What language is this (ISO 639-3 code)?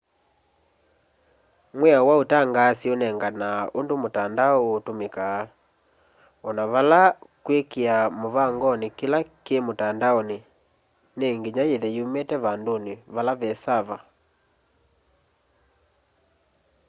kam